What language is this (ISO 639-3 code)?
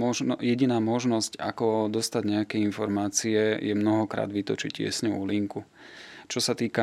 slk